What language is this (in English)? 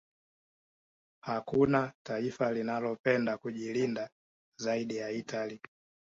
Swahili